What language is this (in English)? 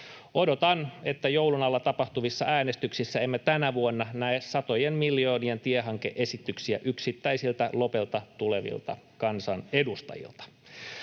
Finnish